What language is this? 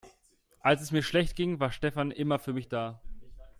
German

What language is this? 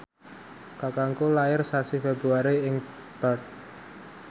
Javanese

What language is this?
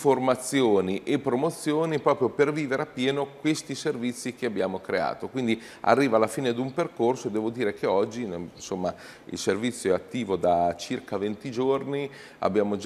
Italian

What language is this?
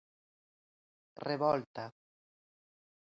Galician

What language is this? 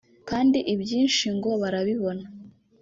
Kinyarwanda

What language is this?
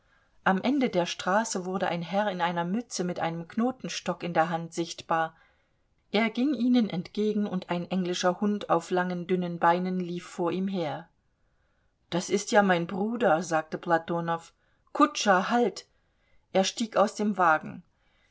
German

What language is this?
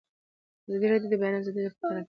Pashto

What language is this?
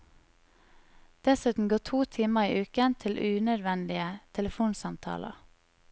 Norwegian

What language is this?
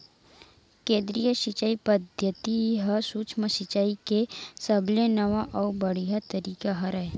Chhattisgarhi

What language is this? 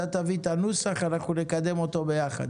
Hebrew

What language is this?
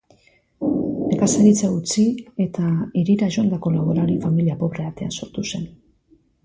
Basque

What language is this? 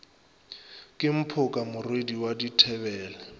Northern Sotho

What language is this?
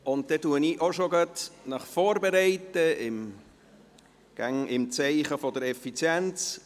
Swiss German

